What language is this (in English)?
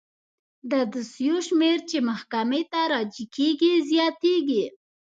Pashto